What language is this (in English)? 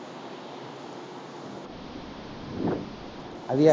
Tamil